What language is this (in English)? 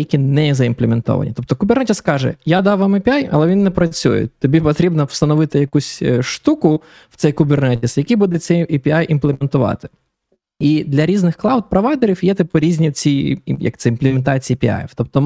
Ukrainian